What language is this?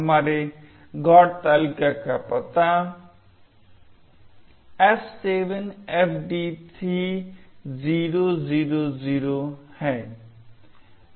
Hindi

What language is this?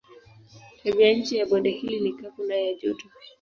Swahili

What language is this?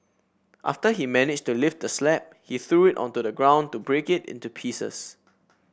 English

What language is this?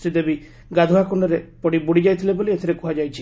Odia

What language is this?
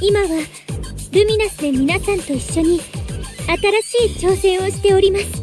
Japanese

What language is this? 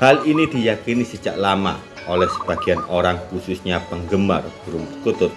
Indonesian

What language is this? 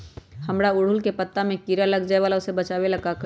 Magahi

